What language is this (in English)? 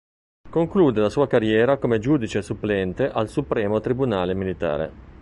Italian